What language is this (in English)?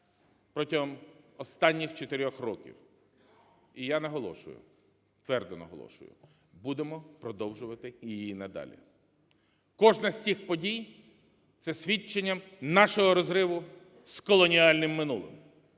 Ukrainian